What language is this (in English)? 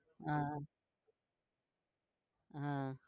Gujarati